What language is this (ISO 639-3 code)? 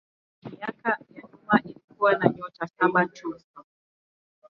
swa